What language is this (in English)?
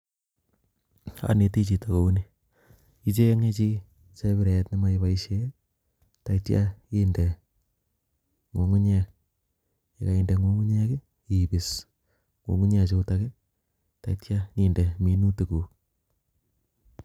Kalenjin